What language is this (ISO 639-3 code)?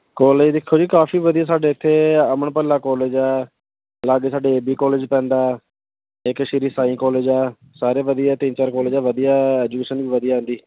pan